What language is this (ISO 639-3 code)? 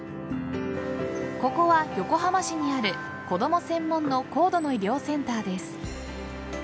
jpn